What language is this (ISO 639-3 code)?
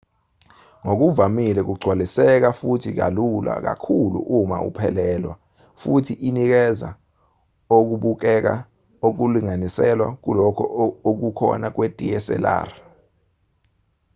zul